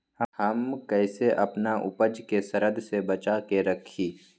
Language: Magahi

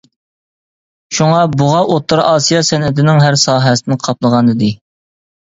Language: Uyghur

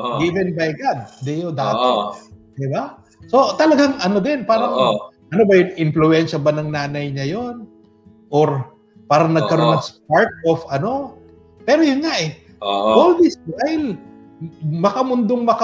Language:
Filipino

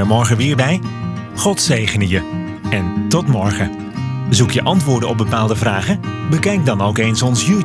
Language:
Dutch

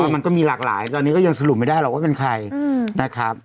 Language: Thai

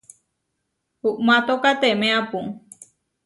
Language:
Huarijio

